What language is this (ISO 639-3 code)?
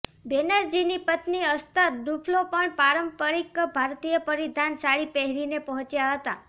guj